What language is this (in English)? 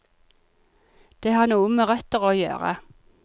Norwegian